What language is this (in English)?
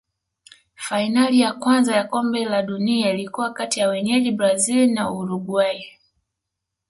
Swahili